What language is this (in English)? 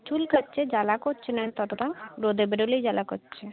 Bangla